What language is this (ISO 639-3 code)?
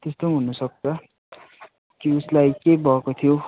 nep